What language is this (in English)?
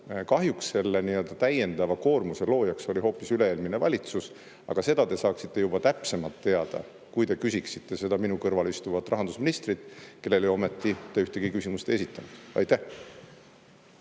Estonian